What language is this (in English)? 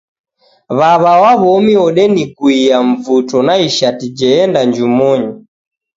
Taita